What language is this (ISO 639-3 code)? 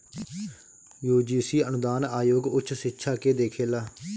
bho